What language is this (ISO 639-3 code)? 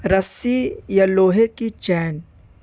urd